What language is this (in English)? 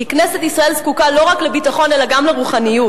Hebrew